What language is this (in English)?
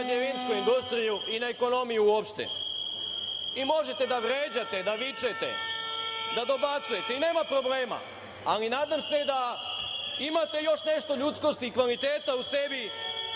Serbian